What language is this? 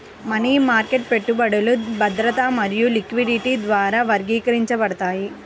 Telugu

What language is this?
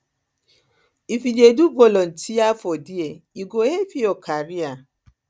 Nigerian Pidgin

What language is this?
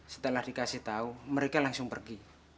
Indonesian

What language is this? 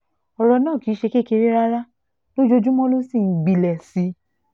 Yoruba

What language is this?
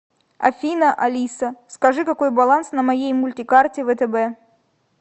Russian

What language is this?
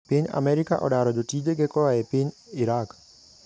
Luo (Kenya and Tanzania)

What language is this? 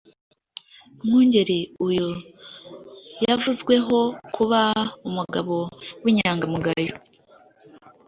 Kinyarwanda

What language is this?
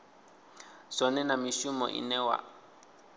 Venda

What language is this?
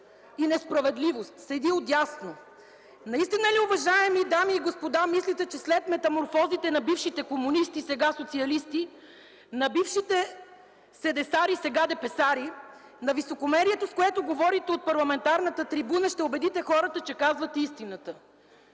Bulgarian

